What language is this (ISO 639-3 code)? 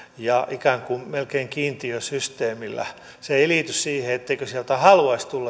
fin